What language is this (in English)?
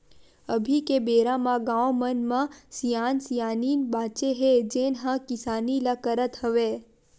Chhattisgarhi